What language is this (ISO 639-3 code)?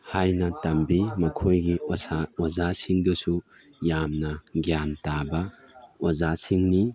mni